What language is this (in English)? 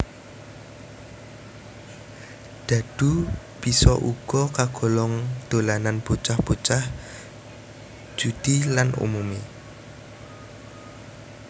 Javanese